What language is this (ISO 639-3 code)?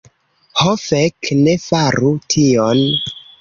epo